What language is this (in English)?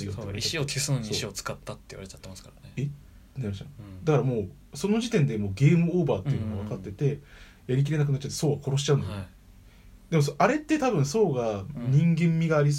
Japanese